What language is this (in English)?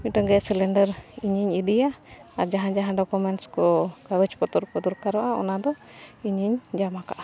Santali